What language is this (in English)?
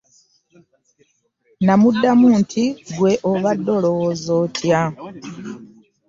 Ganda